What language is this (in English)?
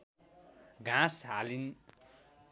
Nepali